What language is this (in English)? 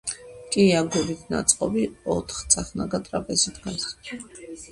Georgian